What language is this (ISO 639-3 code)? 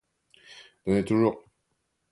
fra